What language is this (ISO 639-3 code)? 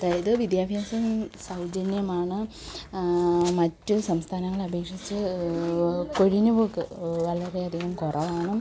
mal